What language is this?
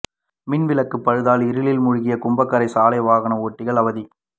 Tamil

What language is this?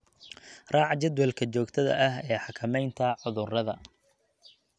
Somali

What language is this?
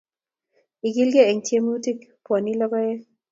Kalenjin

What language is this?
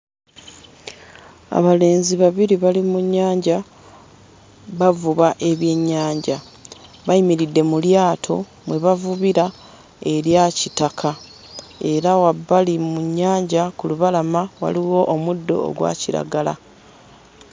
Ganda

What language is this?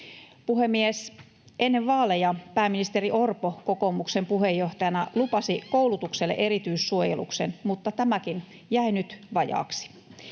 Finnish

